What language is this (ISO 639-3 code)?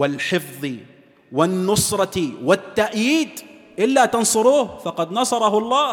ara